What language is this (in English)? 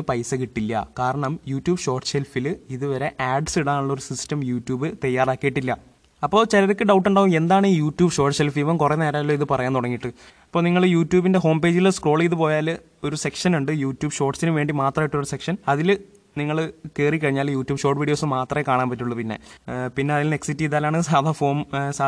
Malayalam